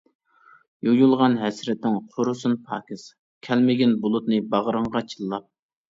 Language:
Uyghur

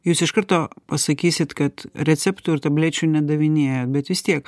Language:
Lithuanian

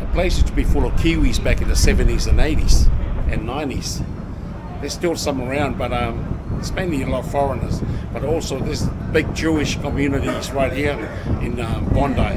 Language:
English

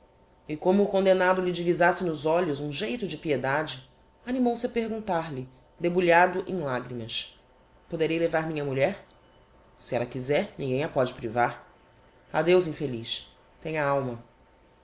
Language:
Portuguese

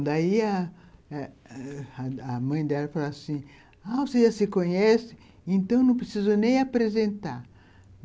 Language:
Portuguese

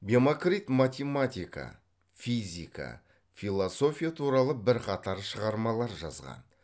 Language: Kazakh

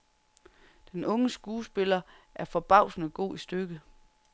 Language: Danish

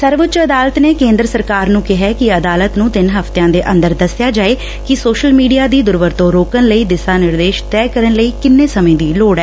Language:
Punjabi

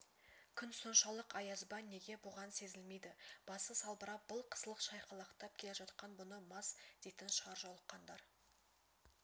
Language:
Kazakh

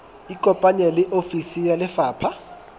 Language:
Southern Sotho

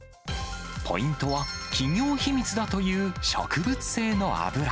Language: Japanese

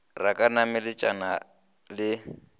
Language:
Northern Sotho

